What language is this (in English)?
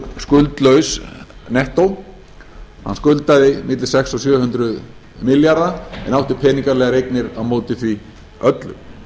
Icelandic